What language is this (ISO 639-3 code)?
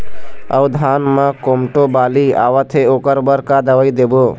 hne